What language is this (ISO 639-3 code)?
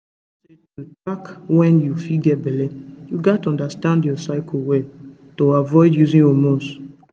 pcm